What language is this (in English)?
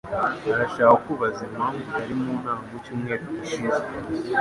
Kinyarwanda